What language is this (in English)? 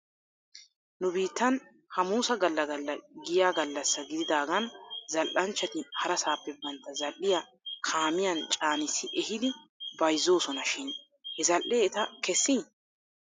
Wolaytta